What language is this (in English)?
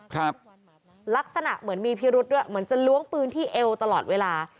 Thai